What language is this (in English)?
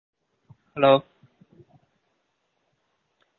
Tamil